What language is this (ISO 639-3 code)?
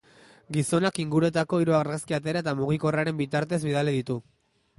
eus